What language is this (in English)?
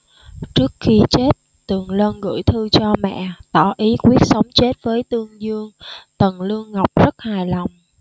Vietnamese